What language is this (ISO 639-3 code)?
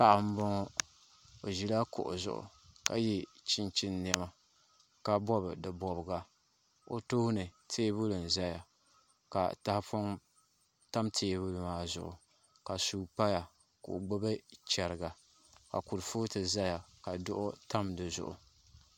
dag